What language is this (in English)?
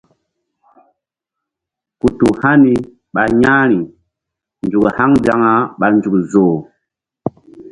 Mbum